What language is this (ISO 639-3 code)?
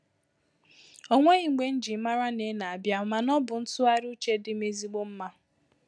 ibo